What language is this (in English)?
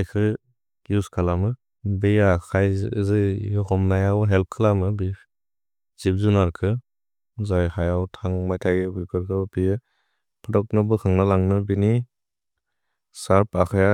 Bodo